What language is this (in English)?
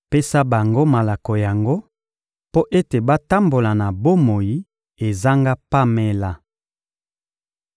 Lingala